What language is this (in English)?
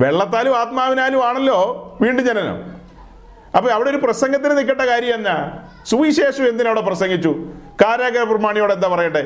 Malayalam